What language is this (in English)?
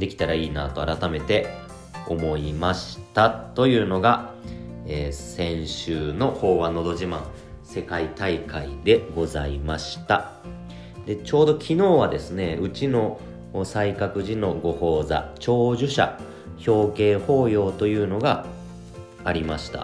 Japanese